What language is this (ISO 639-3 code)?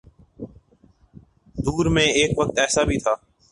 urd